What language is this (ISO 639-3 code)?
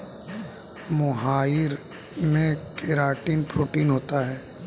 hin